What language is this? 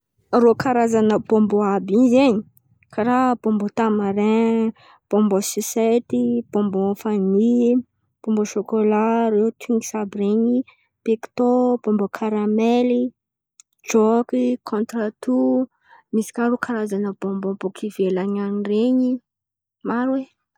Antankarana Malagasy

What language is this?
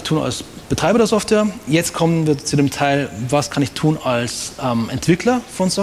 German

